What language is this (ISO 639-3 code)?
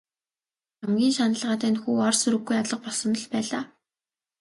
mon